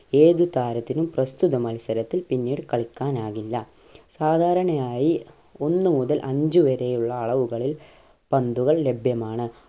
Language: Malayalam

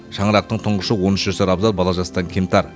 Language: Kazakh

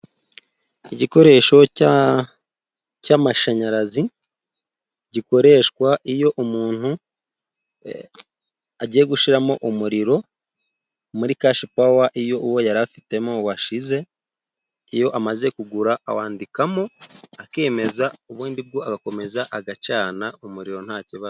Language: Kinyarwanda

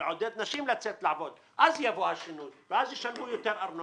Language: Hebrew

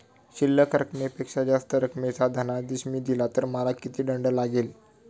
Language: Marathi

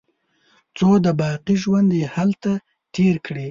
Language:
Pashto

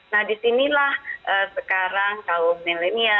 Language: Indonesian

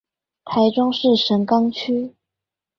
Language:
Chinese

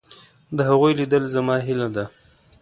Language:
Pashto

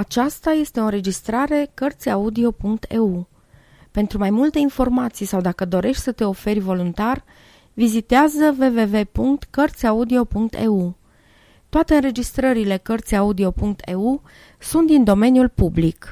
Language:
Romanian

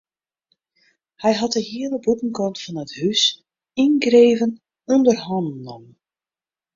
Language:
Western Frisian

